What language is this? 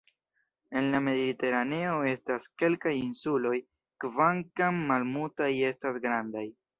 Esperanto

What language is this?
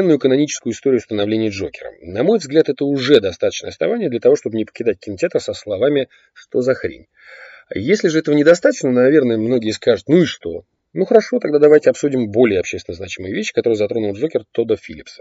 Russian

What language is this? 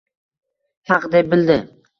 Uzbek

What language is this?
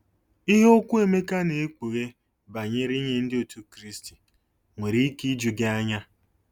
Igbo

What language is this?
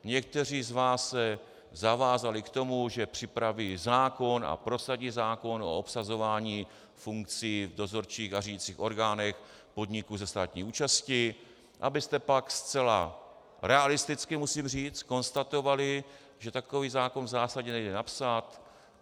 Czech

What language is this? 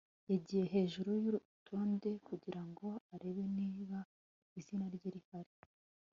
Kinyarwanda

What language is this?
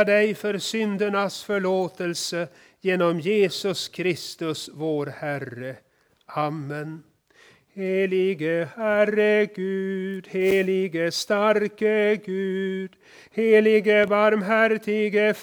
Swedish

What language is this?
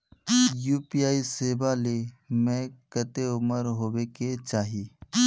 Magahi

